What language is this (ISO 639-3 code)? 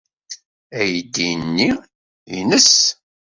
kab